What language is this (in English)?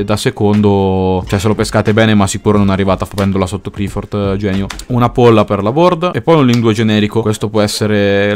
Italian